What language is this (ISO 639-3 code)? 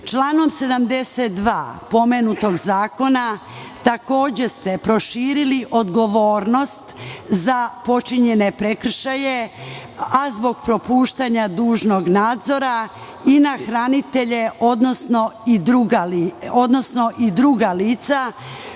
srp